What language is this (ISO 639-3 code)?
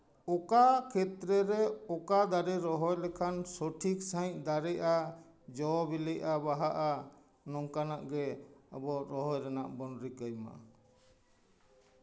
sat